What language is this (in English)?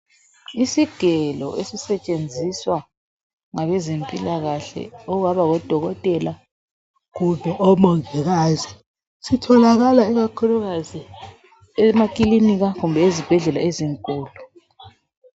North Ndebele